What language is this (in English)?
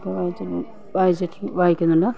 Malayalam